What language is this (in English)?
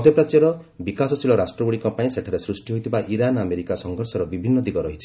Odia